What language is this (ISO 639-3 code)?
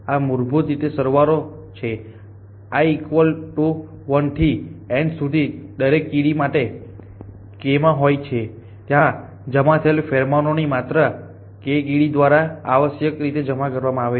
guj